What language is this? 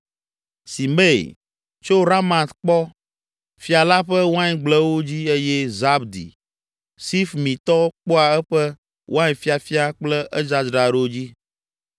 Ewe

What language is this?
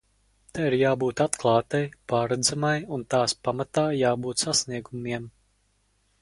Latvian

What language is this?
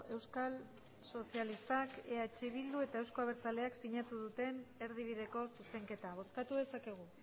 Basque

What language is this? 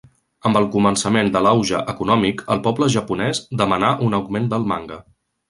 Catalan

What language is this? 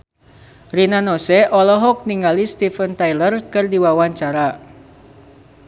Sundanese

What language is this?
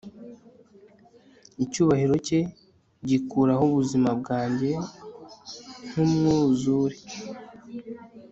Kinyarwanda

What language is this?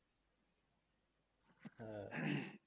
Bangla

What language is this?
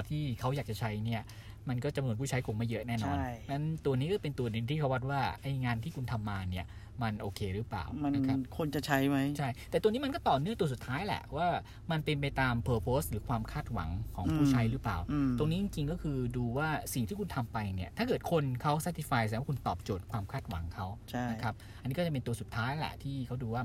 Thai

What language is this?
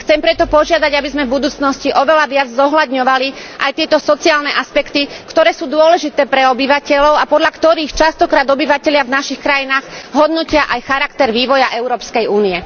Slovak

